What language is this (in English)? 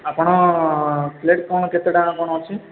Odia